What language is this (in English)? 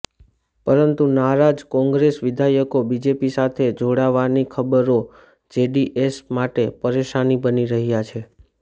Gujarati